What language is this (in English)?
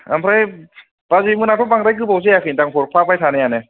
Bodo